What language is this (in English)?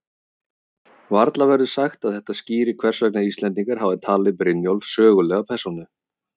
Icelandic